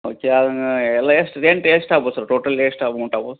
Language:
Kannada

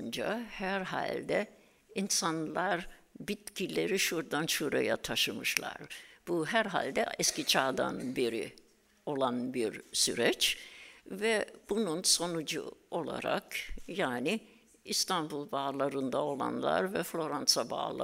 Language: Turkish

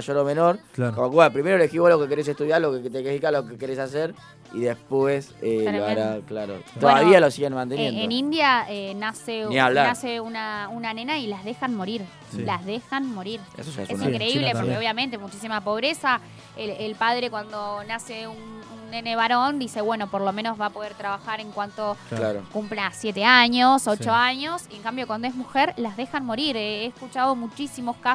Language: Spanish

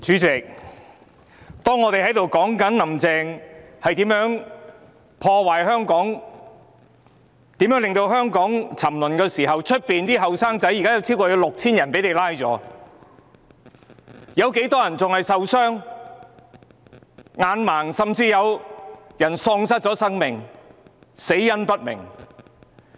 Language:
Cantonese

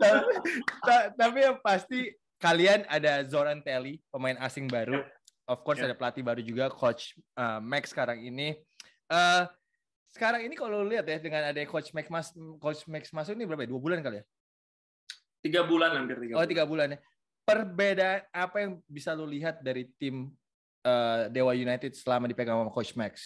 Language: Indonesian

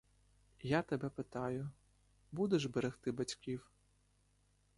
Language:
Ukrainian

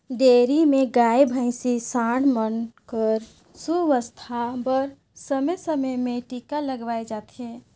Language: Chhattisgarhi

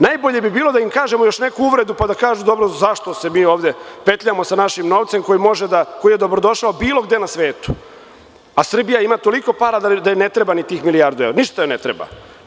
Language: Serbian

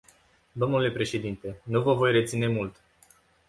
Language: Romanian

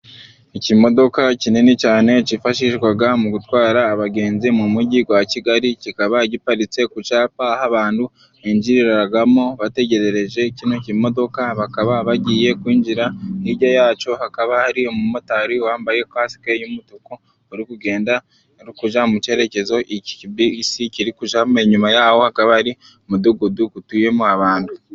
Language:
Kinyarwanda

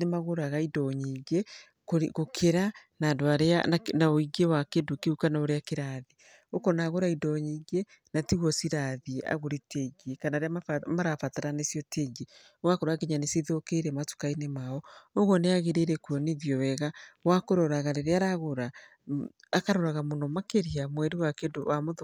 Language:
Kikuyu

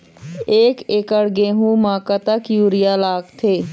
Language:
Chhattisgarhi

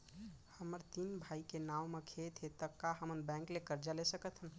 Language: Chhattisgarhi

